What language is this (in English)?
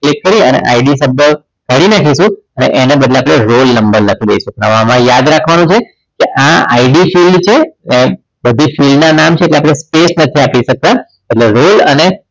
Gujarati